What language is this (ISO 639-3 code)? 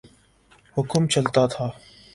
urd